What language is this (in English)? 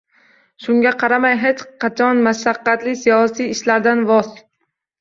Uzbek